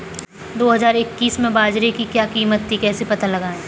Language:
Hindi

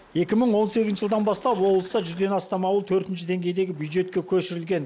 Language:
Kazakh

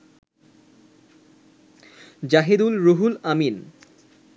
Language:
Bangla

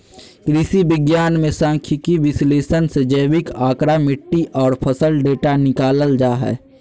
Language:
Magahi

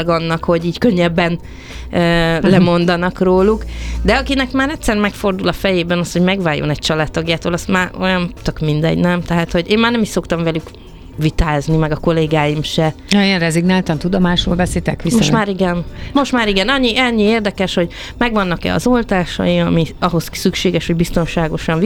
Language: Hungarian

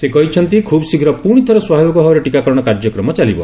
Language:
Odia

